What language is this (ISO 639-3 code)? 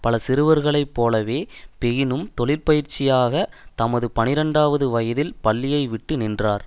tam